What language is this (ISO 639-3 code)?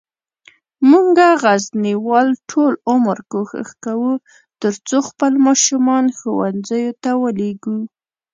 pus